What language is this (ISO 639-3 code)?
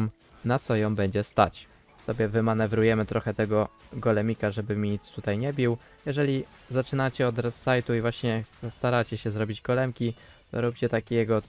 pol